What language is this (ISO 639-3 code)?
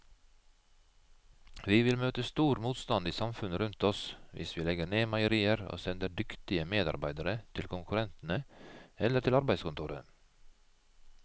nor